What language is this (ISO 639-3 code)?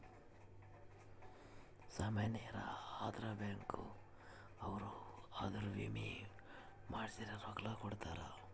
kan